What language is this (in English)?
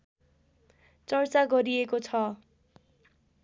Nepali